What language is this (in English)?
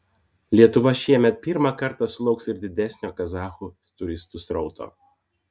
Lithuanian